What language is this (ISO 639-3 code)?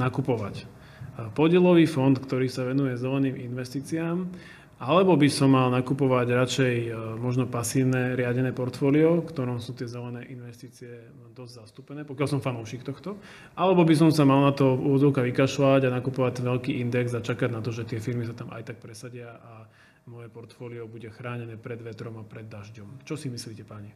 slk